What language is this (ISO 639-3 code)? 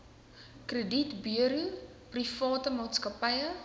afr